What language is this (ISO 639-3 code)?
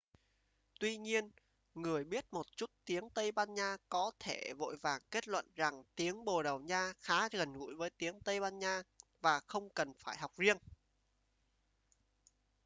vie